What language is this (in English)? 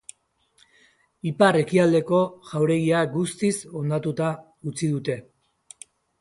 Basque